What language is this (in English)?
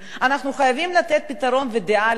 Hebrew